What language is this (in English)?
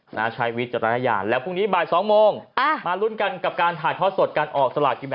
Thai